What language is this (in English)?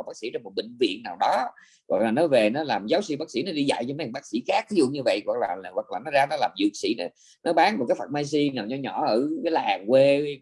Vietnamese